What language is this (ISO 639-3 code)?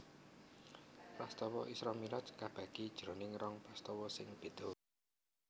jav